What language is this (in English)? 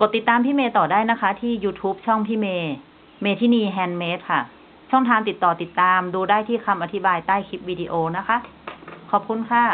Thai